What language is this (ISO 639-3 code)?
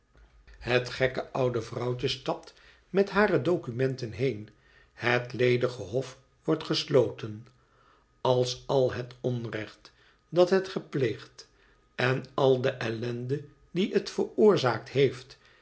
nld